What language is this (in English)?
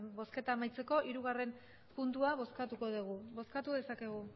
Basque